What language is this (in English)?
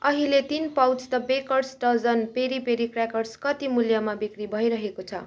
Nepali